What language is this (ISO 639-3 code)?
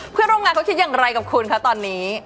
tha